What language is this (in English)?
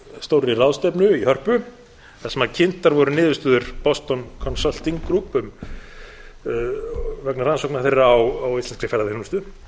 Icelandic